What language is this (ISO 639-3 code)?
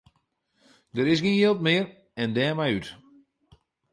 fry